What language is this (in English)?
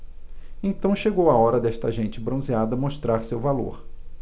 Portuguese